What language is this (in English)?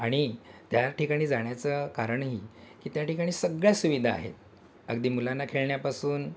Marathi